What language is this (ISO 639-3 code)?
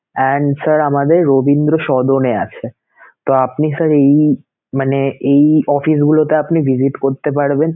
ben